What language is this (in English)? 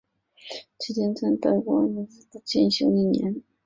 Chinese